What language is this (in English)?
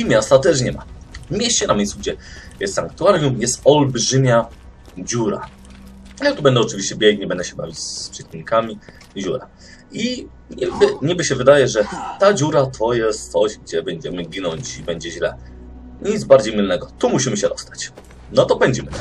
Polish